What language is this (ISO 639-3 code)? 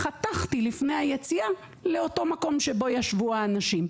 heb